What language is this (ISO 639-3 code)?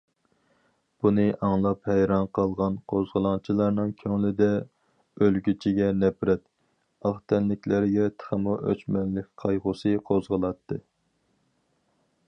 uig